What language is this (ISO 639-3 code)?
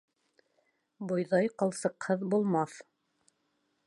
bak